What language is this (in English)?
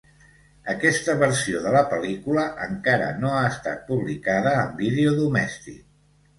Catalan